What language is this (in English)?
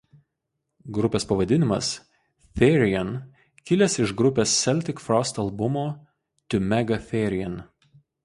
Lithuanian